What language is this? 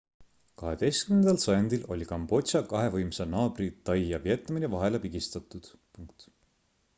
Estonian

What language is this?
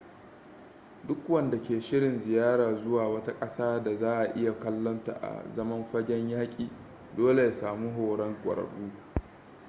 Hausa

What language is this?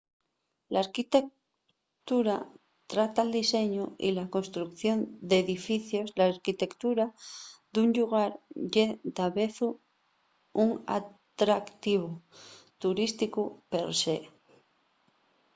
Asturian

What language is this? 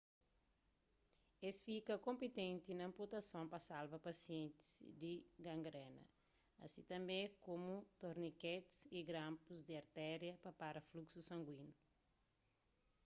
Kabuverdianu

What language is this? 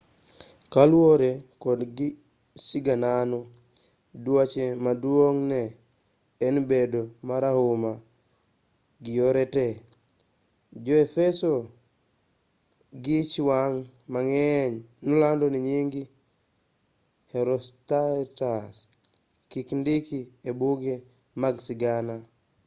Luo (Kenya and Tanzania)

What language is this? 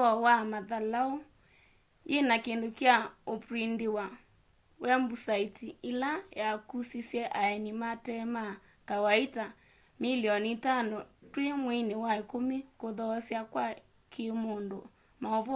Kamba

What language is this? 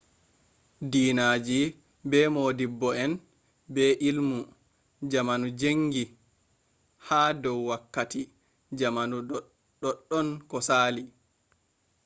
Fula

